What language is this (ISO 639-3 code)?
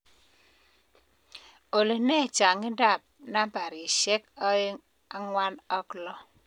kln